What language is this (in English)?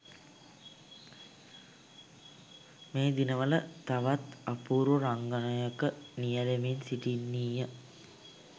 Sinhala